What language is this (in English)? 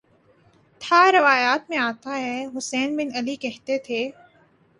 Urdu